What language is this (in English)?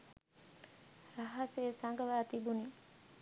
Sinhala